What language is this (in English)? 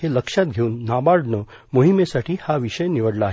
Marathi